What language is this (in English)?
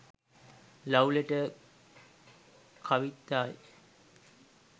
Sinhala